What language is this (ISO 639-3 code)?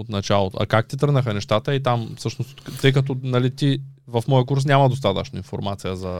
bul